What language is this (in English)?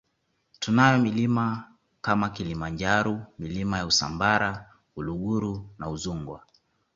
Swahili